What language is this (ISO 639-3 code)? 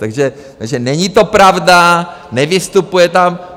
ces